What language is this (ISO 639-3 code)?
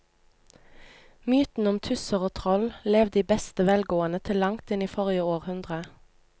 nor